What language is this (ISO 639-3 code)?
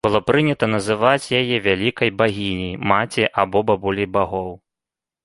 bel